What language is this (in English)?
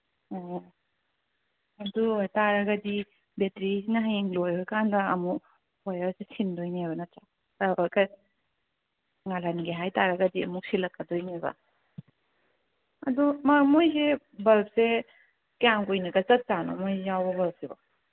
Manipuri